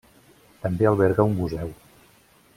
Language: Catalan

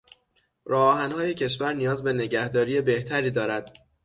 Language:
Persian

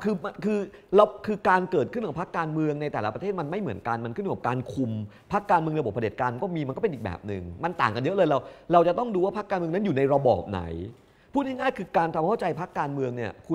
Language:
Thai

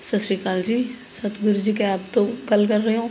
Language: Punjabi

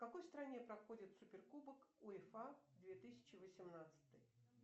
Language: Russian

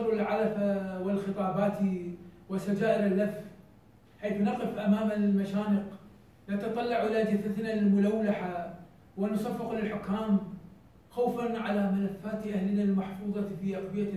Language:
Arabic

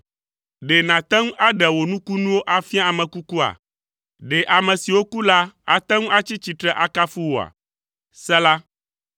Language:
Ewe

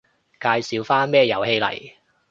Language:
Cantonese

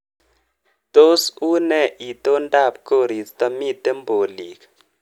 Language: Kalenjin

